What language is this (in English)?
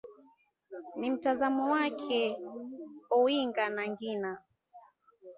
Swahili